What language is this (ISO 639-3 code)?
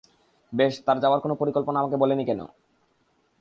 ben